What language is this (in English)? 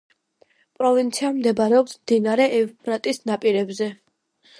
Georgian